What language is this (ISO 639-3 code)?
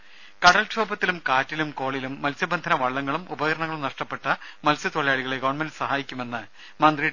mal